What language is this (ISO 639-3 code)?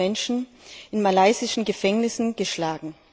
deu